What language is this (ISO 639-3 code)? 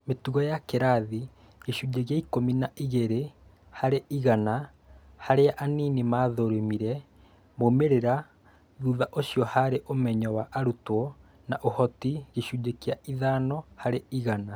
kik